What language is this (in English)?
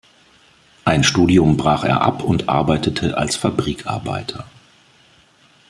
German